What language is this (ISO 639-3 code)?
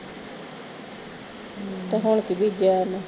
pan